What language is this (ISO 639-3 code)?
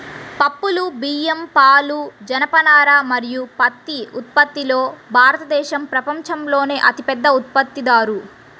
tel